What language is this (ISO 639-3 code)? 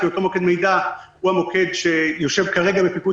heb